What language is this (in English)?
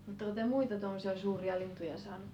Finnish